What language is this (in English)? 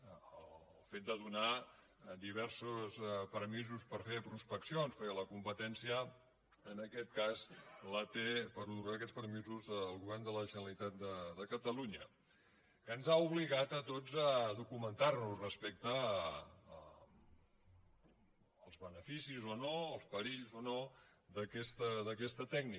Catalan